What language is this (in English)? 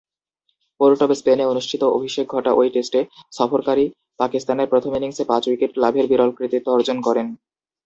Bangla